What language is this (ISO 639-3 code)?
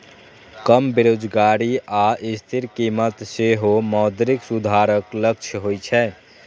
mai